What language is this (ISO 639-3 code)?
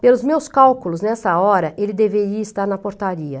por